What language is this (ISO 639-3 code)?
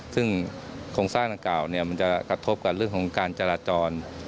tha